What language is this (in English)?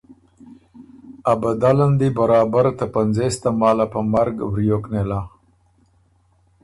Ormuri